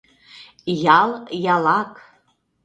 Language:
Mari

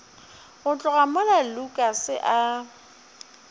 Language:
Northern Sotho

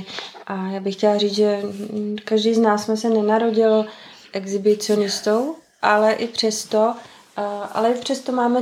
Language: Czech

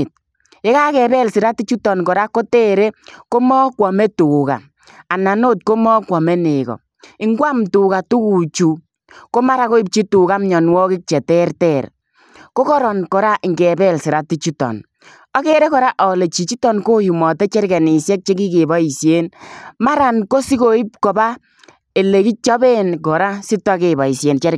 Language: Kalenjin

